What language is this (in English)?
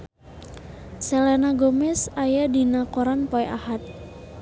Sundanese